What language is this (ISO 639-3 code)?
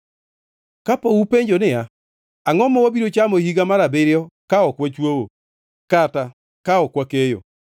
luo